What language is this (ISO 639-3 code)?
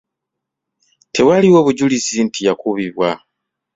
lug